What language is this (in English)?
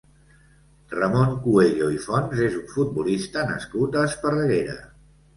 Catalan